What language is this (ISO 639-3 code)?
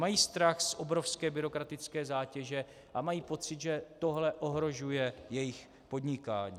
ces